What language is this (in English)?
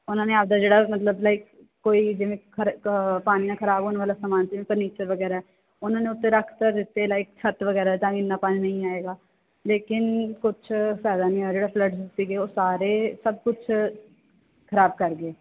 Punjabi